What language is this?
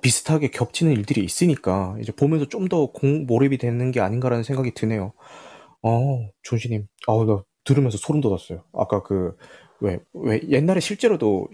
Korean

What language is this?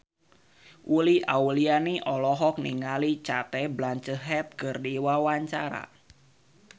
Sundanese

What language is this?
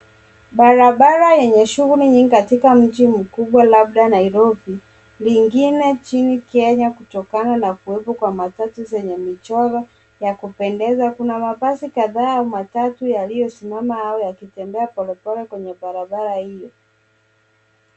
Swahili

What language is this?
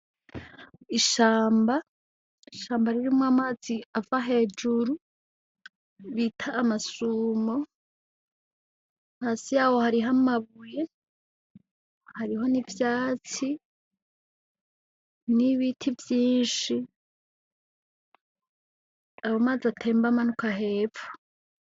Rundi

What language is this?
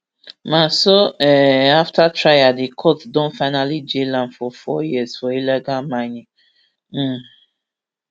Nigerian Pidgin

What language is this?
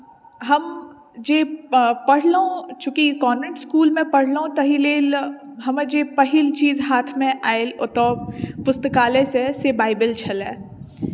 Maithili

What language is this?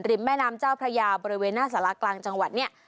Thai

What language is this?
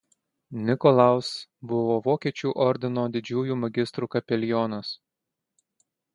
Lithuanian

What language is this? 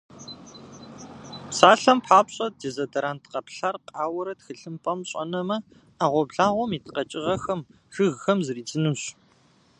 Kabardian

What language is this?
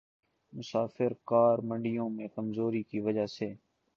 Urdu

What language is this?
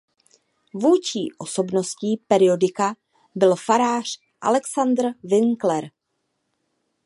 Czech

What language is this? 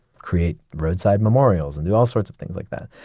English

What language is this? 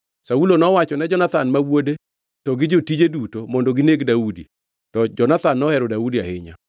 Luo (Kenya and Tanzania)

